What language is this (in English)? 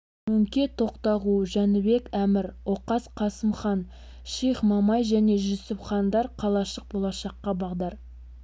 Kazakh